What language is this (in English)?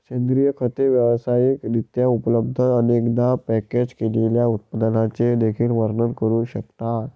Marathi